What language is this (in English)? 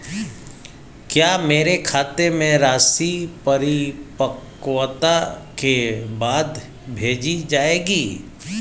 Hindi